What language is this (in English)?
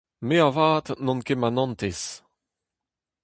Breton